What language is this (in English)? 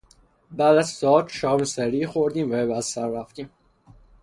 Persian